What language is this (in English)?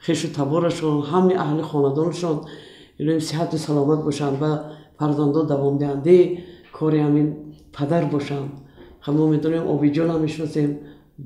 Persian